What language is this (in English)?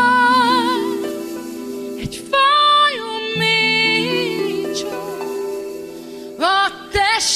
Hungarian